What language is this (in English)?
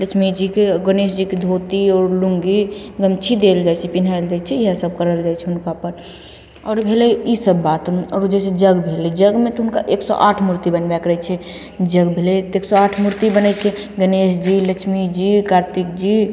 Maithili